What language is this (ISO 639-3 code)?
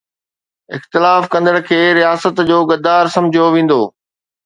snd